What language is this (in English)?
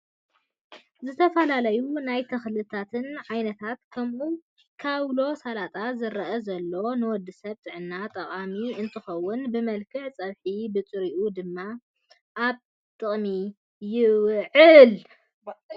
Tigrinya